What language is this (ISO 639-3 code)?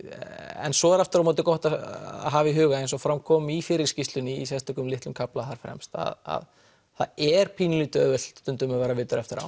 isl